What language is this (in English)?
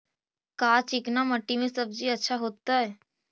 Magahi